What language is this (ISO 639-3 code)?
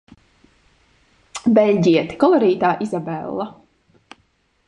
lav